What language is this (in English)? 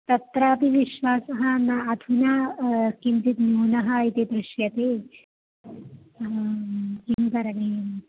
Sanskrit